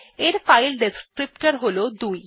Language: Bangla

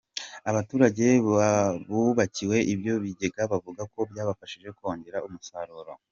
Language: Kinyarwanda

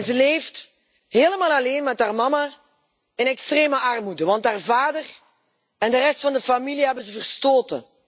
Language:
Dutch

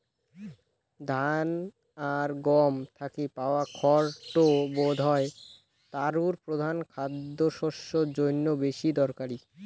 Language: Bangla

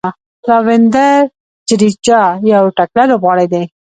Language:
Pashto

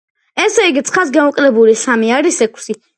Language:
Georgian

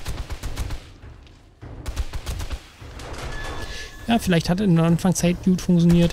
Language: German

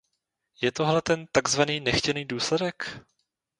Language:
Czech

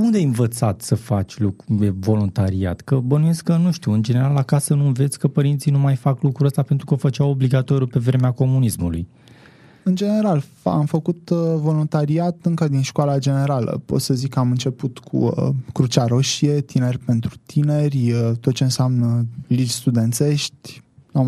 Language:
Romanian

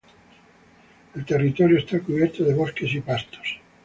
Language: Spanish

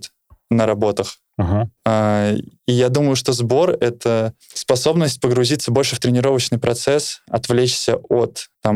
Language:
Russian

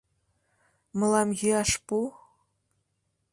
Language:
Mari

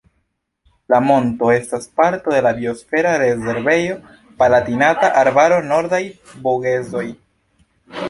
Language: Esperanto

